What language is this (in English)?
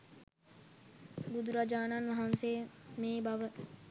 Sinhala